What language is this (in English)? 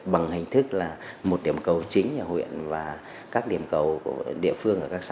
Vietnamese